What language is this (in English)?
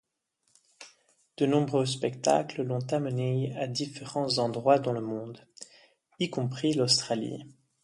French